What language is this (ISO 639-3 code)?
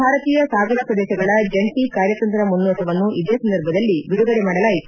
kan